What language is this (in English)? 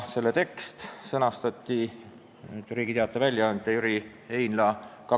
Estonian